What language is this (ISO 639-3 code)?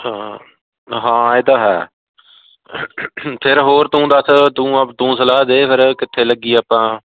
pan